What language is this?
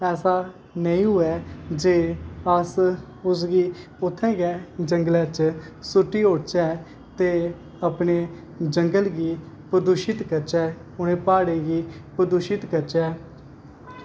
Dogri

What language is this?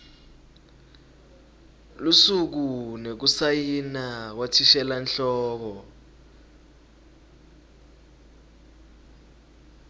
Swati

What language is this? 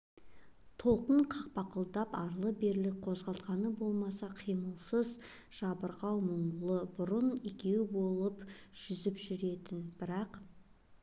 Kazakh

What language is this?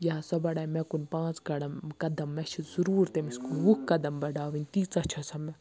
Kashmiri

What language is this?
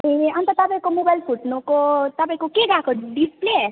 Nepali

